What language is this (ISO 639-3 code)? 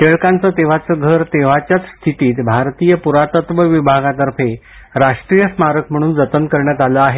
mar